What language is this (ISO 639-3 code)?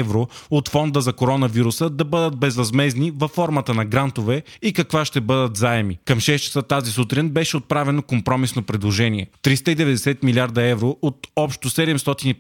bul